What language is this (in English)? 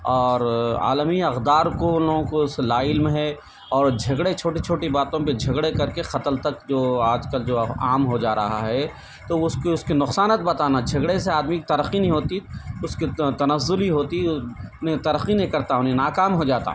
Urdu